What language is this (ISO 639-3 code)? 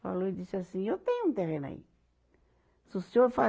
por